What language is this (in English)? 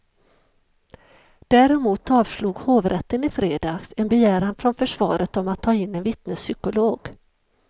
Swedish